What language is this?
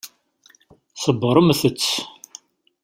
Kabyle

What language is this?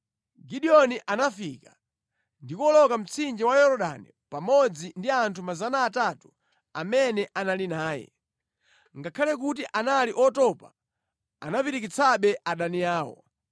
Nyanja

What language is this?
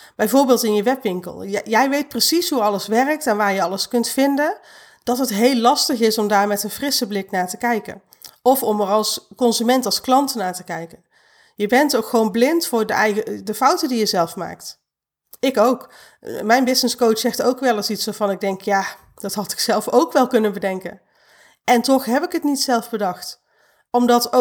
Dutch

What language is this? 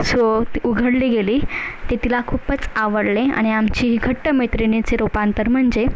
Marathi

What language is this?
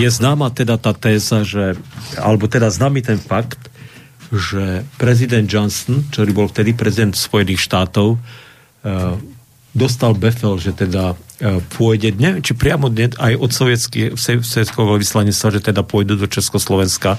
Slovak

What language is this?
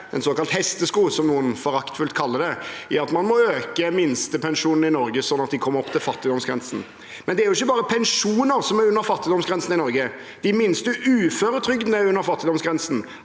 Norwegian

